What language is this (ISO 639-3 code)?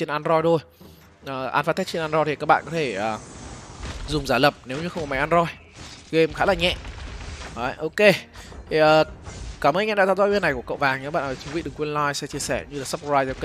vie